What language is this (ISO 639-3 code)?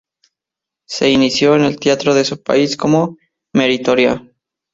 spa